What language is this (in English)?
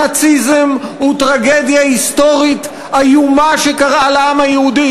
Hebrew